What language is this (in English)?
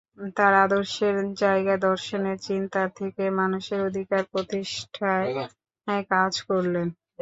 Bangla